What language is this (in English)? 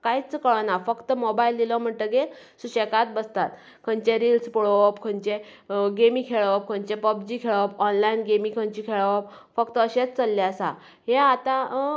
Konkani